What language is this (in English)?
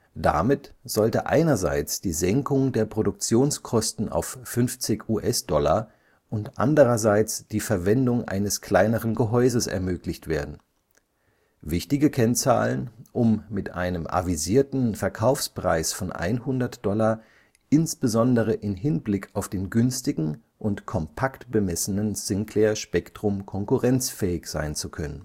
German